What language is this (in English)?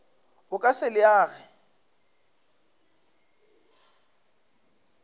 Northern Sotho